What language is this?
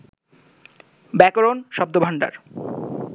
Bangla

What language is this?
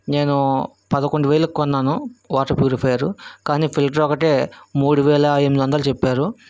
Telugu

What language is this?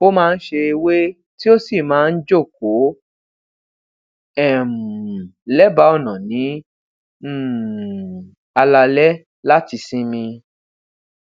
Yoruba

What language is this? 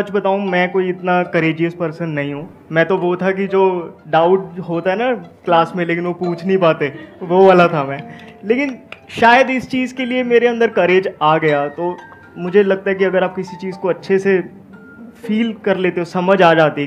Hindi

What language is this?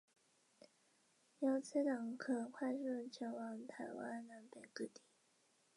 Chinese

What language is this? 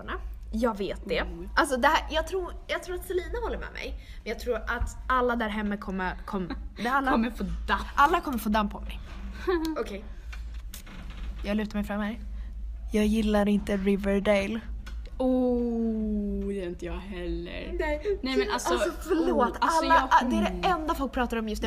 Swedish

